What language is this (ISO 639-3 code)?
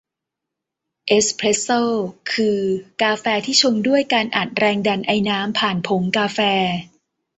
tha